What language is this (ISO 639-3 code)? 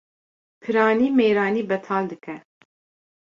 kur